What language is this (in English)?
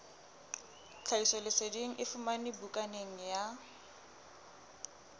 Southern Sotho